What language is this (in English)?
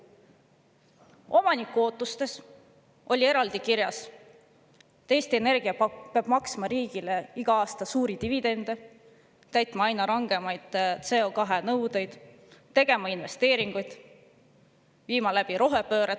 Estonian